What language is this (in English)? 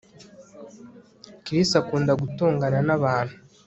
Kinyarwanda